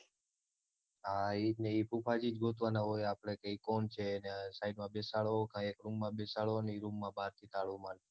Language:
Gujarati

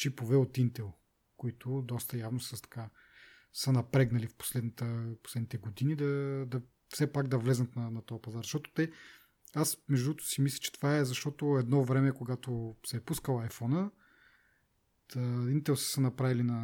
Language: Bulgarian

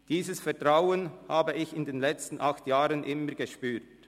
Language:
Swiss German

